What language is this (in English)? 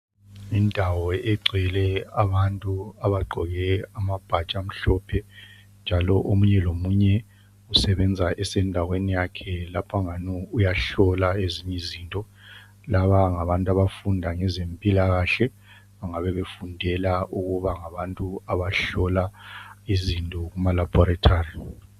North Ndebele